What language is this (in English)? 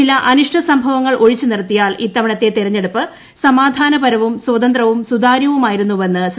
Malayalam